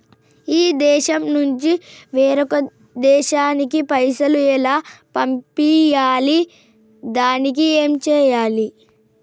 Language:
Telugu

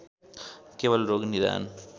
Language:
Nepali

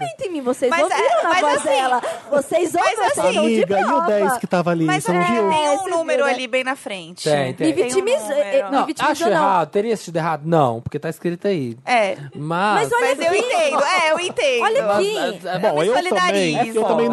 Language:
Portuguese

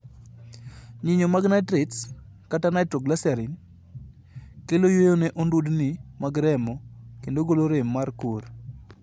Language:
Luo (Kenya and Tanzania)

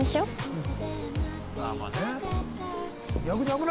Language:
Japanese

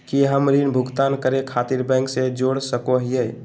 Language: Magahi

